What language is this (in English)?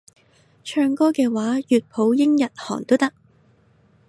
Cantonese